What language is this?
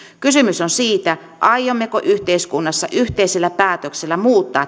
Finnish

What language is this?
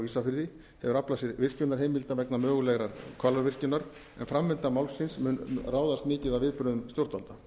Icelandic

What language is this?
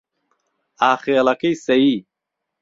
Central Kurdish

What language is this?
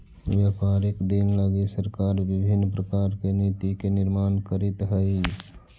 Magahi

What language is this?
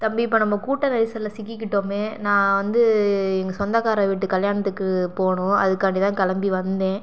Tamil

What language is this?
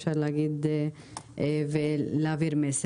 Hebrew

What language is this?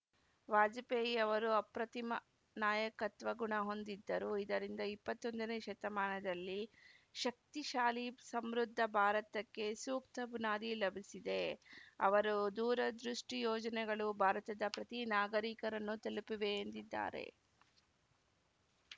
Kannada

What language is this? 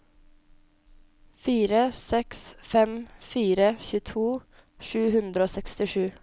Norwegian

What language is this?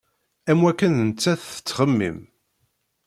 Kabyle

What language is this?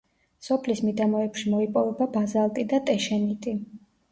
Georgian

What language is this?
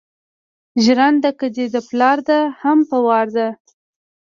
Pashto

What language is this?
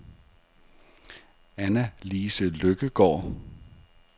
Danish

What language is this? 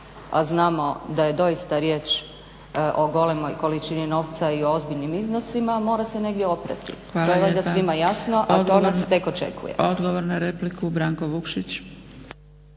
Croatian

